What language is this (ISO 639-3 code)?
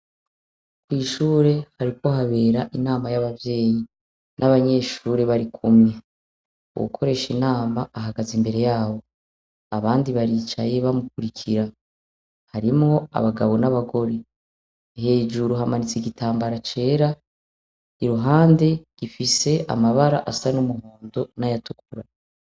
run